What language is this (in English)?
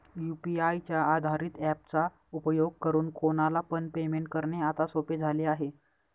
Marathi